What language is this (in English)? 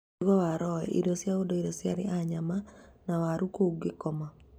Kikuyu